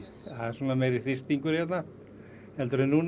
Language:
Icelandic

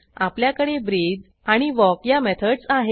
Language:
Marathi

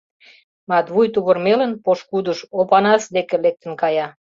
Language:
Mari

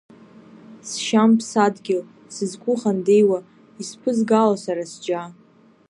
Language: Abkhazian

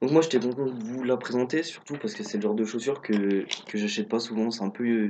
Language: French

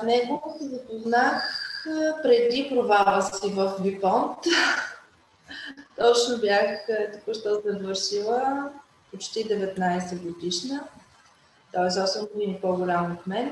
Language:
Bulgarian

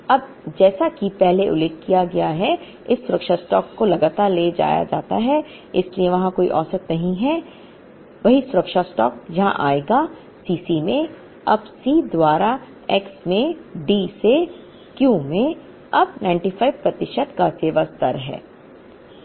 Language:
Hindi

